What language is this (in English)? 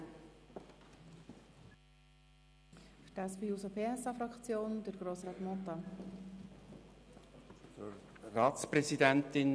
Swiss German